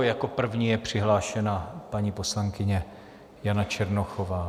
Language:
Czech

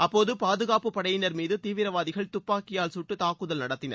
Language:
Tamil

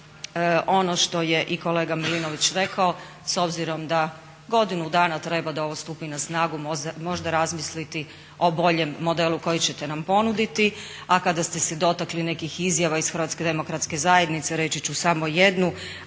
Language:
Croatian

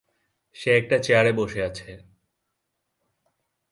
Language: Bangla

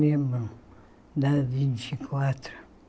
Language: Portuguese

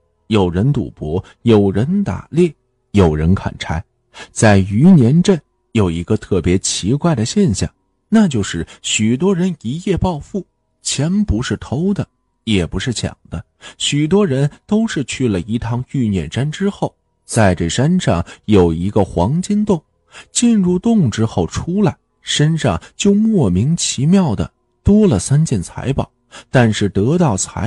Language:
Chinese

